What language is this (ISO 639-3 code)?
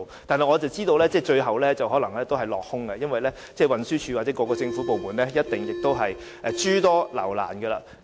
yue